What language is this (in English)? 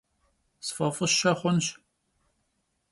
Kabardian